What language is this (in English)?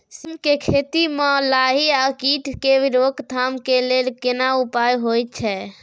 Maithili